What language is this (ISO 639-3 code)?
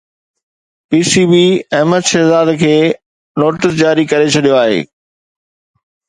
snd